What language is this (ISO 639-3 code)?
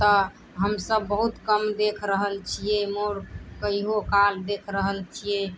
mai